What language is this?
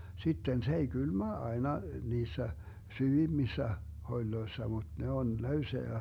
Finnish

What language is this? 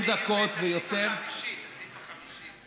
Hebrew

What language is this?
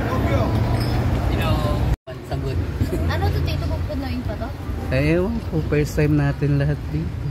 Filipino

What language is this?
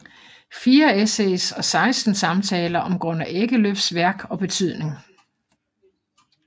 Danish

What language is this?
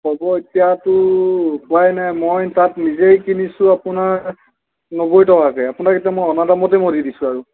Assamese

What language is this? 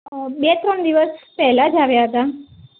Gujarati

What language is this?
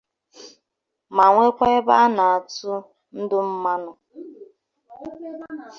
Igbo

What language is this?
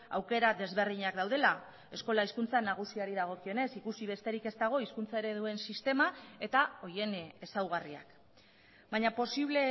Basque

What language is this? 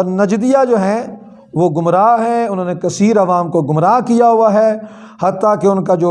Urdu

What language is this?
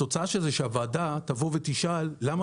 Hebrew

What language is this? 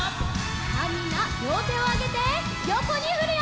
Japanese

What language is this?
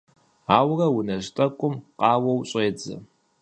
Kabardian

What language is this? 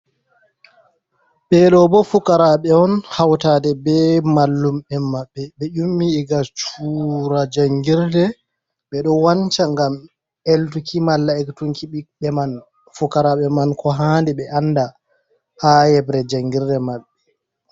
Fula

